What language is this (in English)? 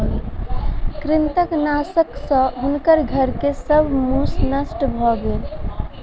Maithili